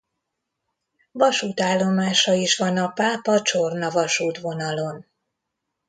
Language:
Hungarian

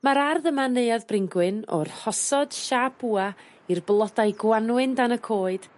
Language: Welsh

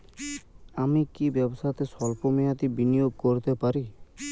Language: Bangla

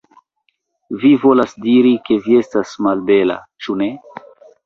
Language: Esperanto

